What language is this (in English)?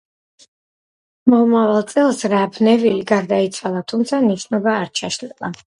Georgian